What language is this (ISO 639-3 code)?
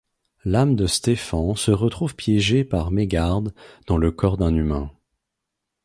fra